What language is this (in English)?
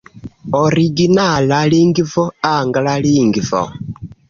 Esperanto